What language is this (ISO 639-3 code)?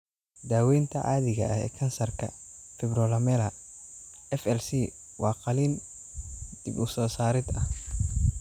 som